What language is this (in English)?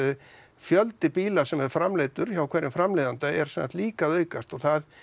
Icelandic